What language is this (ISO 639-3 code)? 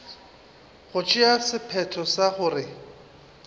nso